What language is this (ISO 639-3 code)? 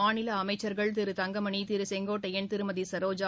tam